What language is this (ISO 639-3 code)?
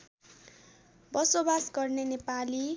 nep